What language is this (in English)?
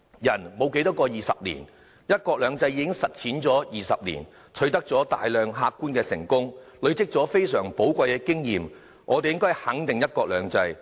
Cantonese